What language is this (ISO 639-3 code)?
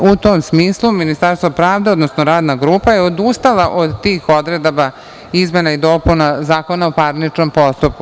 srp